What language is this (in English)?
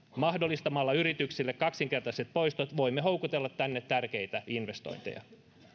Finnish